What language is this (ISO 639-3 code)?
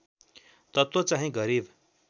nep